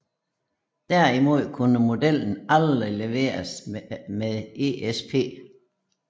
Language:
Danish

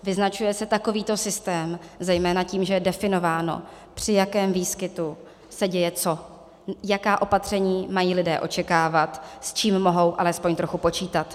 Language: Czech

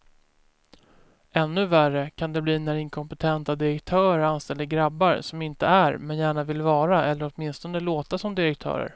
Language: Swedish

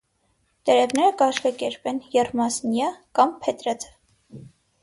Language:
Armenian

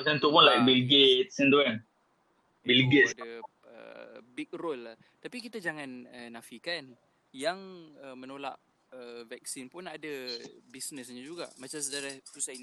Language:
Malay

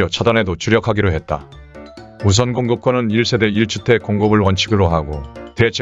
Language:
Korean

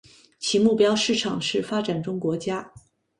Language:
Chinese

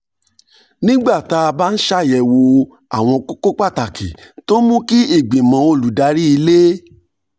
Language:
Yoruba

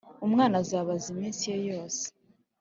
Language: Kinyarwanda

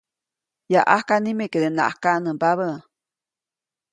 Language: Copainalá Zoque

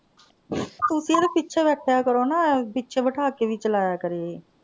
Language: Punjabi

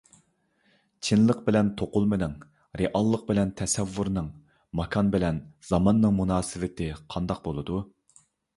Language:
Uyghur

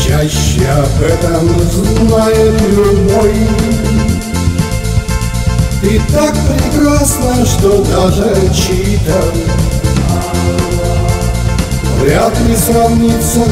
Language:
Ukrainian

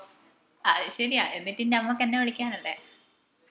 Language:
Malayalam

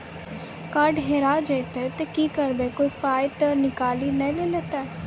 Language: Maithili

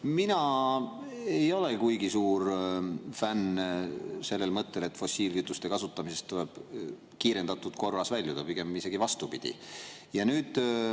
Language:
Estonian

